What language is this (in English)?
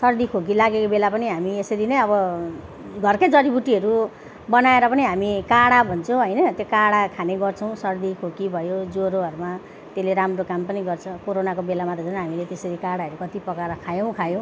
Nepali